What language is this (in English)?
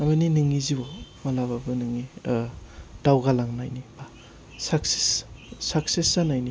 Bodo